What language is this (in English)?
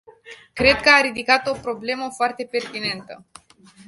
Romanian